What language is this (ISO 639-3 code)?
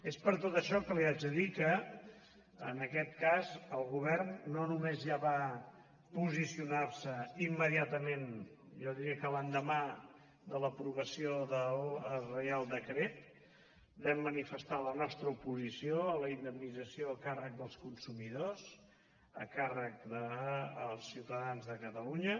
cat